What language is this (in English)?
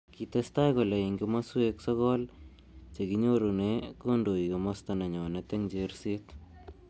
Kalenjin